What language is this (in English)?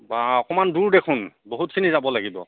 Assamese